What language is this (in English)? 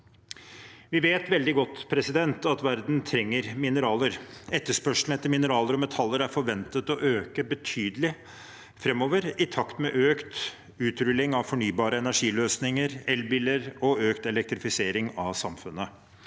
Norwegian